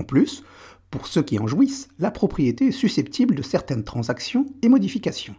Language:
French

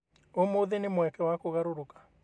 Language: Kikuyu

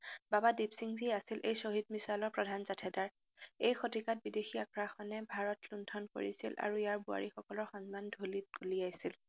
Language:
Assamese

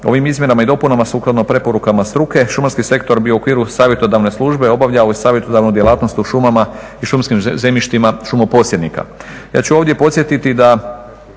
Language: Croatian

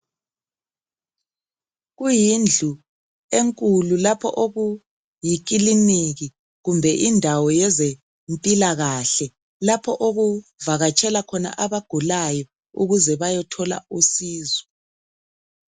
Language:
North Ndebele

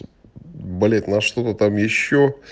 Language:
Russian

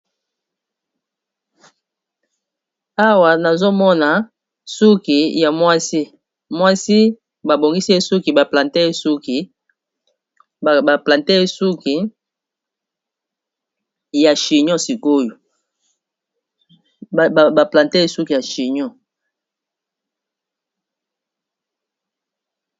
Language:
Lingala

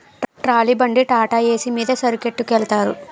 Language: Telugu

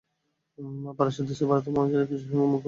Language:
Bangla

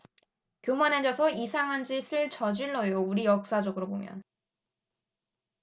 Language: Korean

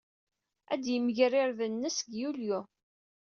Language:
Kabyle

